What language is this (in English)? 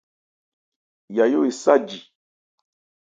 Ebrié